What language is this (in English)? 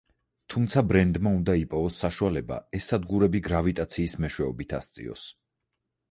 Georgian